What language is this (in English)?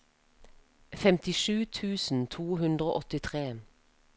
Norwegian